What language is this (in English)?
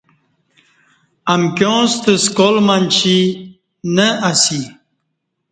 Kati